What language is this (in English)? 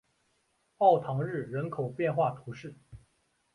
Chinese